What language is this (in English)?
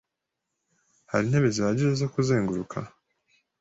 Kinyarwanda